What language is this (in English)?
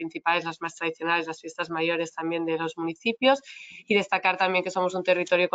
Spanish